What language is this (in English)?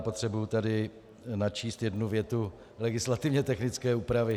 Czech